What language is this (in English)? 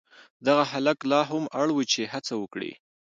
Pashto